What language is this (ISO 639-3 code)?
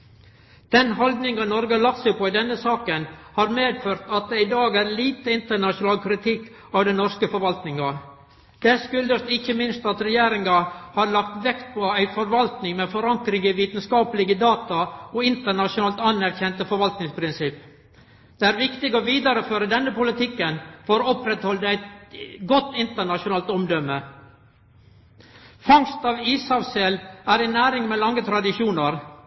nno